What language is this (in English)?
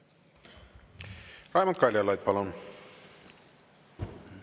Estonian